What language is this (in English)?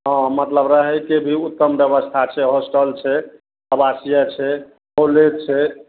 Maithili